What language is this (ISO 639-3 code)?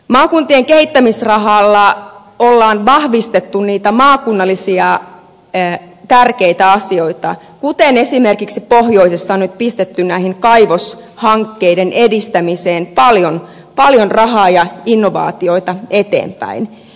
fin